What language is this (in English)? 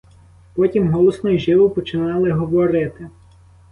Ukrainian